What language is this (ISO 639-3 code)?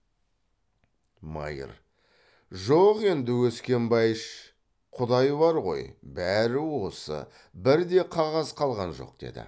kaz